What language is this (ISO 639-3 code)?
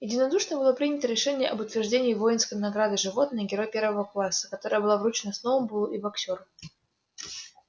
rus